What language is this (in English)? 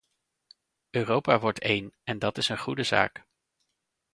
Dutch